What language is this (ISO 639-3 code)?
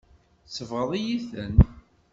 kab